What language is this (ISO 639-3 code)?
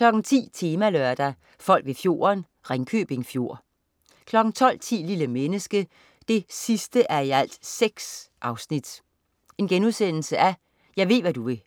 dan